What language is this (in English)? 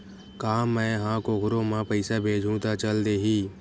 Chhattisgarhi